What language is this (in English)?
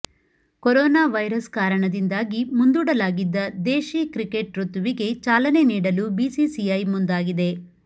Kannada